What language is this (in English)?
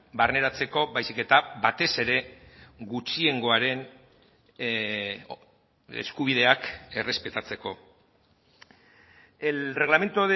Basque